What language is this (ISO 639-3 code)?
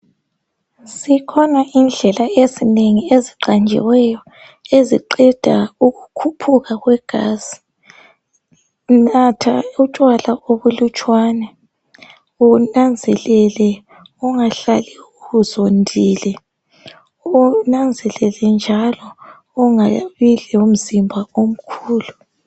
nde